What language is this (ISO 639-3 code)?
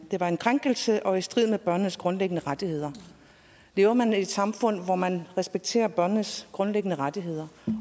dan